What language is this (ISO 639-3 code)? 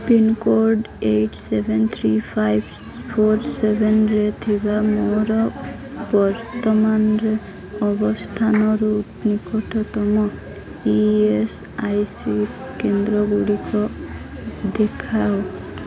ori